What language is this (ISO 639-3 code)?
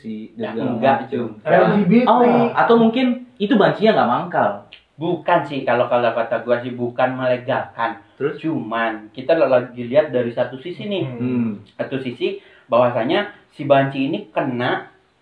ind